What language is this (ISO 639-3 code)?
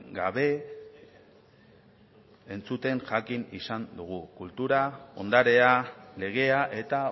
eus